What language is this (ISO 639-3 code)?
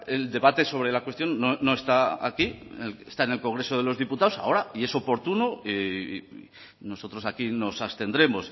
spa